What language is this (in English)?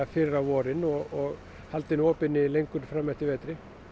Icelandic